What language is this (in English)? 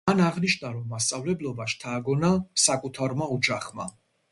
Georgian